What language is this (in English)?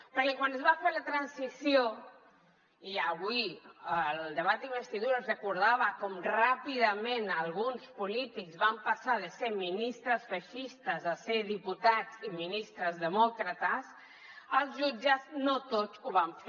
Catalan